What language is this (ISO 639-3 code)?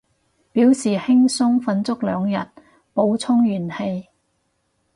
yue